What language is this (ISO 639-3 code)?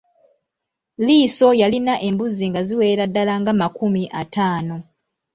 lug